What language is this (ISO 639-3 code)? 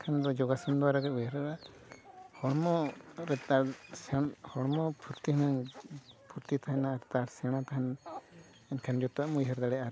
sat